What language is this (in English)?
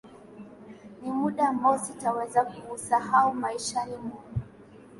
Swahili